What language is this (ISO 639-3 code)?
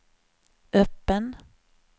swe